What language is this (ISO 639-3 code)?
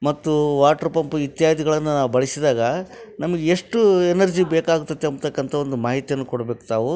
kan